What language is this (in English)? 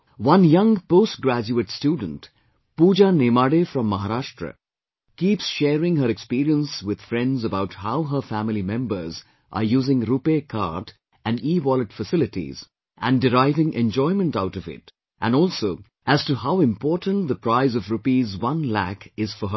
English